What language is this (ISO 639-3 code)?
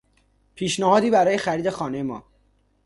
fas